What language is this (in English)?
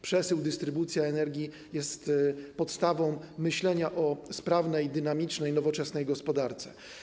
Polish